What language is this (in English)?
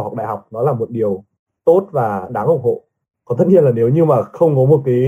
Vietnamese